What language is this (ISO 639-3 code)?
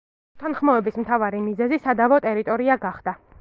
kat